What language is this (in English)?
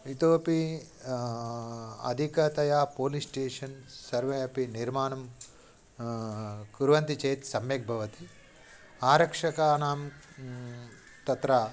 Sanskrit